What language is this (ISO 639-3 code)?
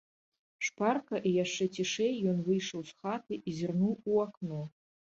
bel